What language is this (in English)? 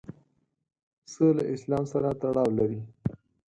Pashto